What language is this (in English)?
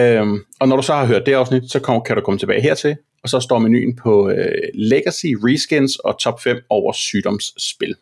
Danish